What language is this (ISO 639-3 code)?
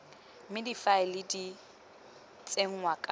tsn